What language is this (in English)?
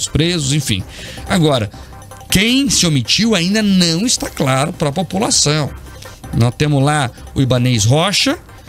Portuguese